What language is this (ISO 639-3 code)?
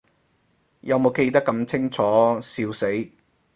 yue